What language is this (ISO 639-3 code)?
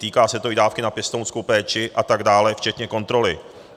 ces